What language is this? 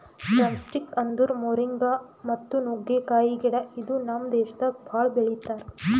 Kannada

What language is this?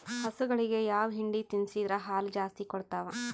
Kannada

